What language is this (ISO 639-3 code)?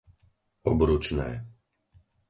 slk